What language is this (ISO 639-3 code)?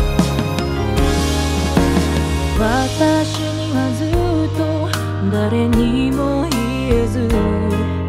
jpn